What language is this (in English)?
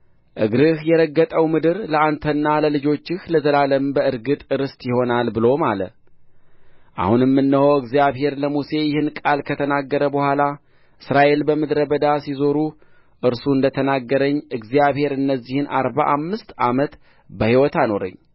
Amharic